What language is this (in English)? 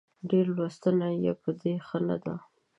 Pashto